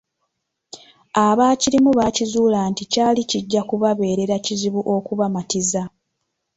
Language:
Ganda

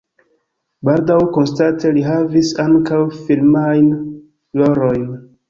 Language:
Esperanto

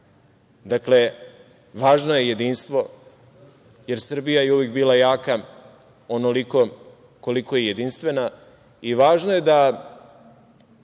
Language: Serbian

